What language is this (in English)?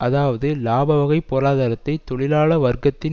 Tamil